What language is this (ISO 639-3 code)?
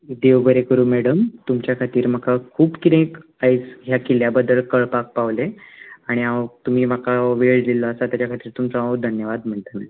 kok